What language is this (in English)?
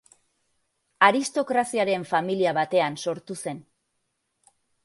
Basque